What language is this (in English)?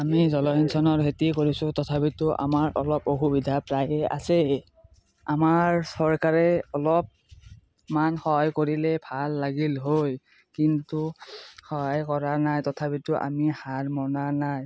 Assamese